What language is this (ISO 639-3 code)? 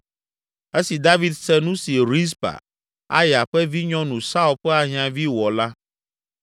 ewe